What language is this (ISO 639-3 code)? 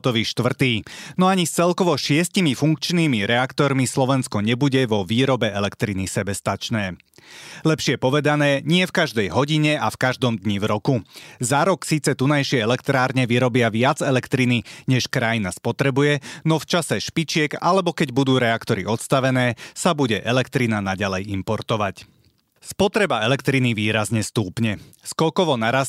slk